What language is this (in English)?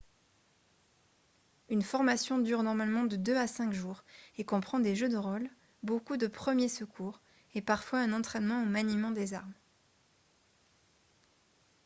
French